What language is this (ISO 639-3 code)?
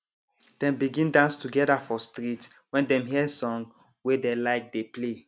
pcm